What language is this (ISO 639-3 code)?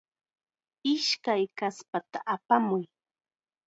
qxa